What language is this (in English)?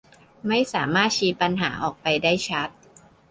Thai